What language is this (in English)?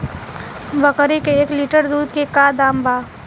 Bhojpuri